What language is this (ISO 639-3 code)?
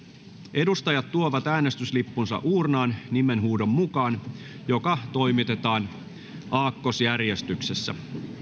fin